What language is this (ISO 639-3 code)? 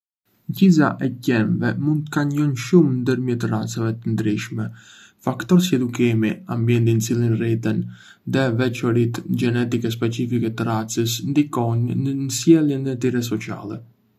aae